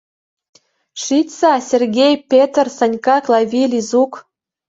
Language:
Mari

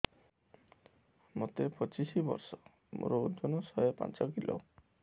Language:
Odia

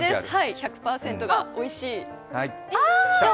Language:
Japanese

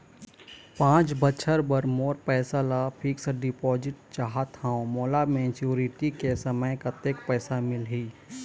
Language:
Chhattisgarhi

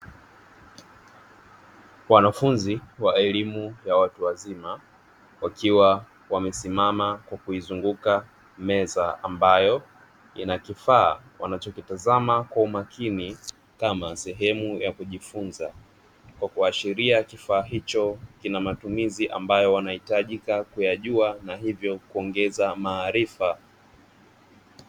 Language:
Swahili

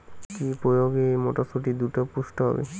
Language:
Bangla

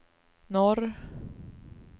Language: Swedish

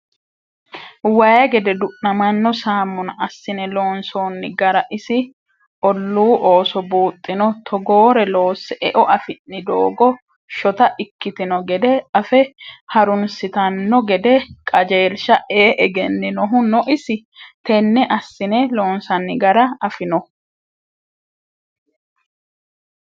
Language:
Sidamo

